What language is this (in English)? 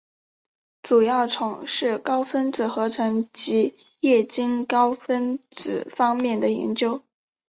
Chinese